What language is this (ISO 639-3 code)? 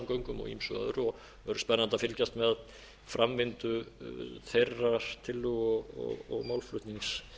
isl